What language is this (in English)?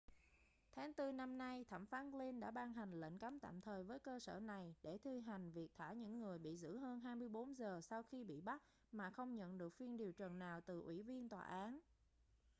Vietnamese